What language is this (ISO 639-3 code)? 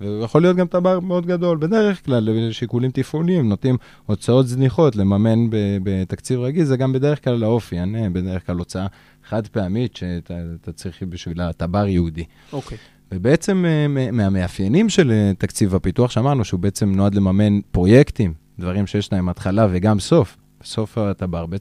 heb